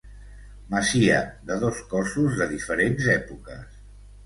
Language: Catalan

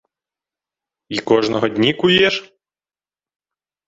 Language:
Ukrainian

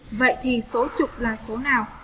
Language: Vietnamese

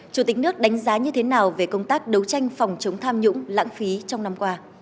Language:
Vietnamese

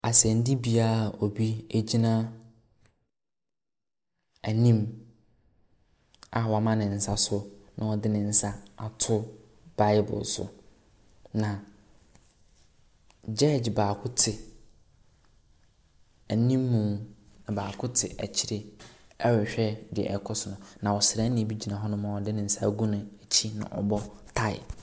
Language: Akan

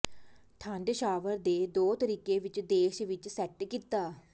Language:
Punjabi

